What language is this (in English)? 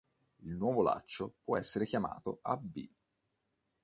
Italian